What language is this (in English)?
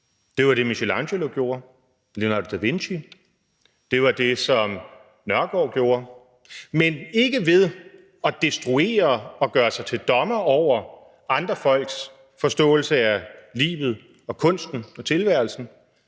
Danish